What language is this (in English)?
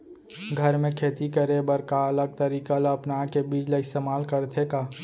Chhattisgarhi